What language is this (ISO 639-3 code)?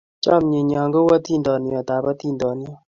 kln